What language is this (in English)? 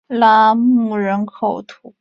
Chinese